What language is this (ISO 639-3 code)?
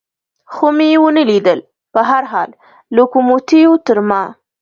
pus